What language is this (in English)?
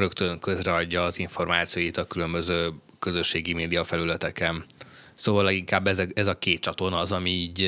Hungarian